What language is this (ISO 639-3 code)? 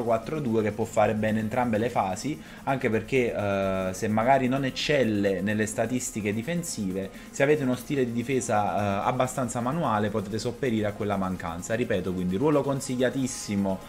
ita